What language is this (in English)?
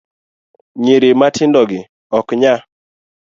Luo (Kenya and Tanzania)